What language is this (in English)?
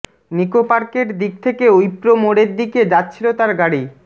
Bangla